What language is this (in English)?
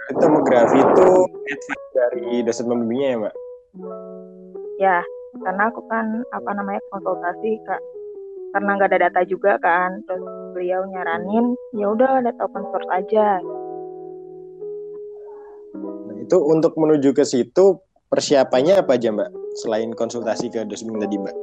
Indonesian